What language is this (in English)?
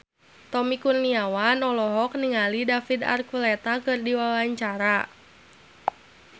Sundanese